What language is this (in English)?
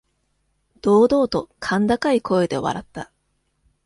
Japanese